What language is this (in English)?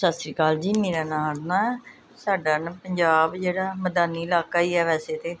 Punjabi